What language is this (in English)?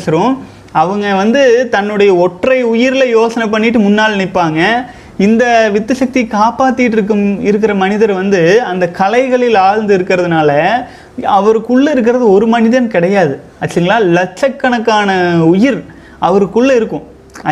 Tamil